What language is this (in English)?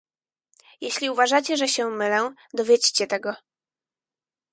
Polish